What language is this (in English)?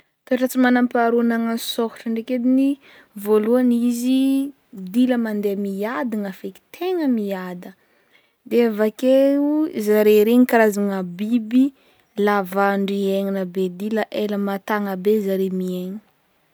Northern Betsimisaraka Malagasy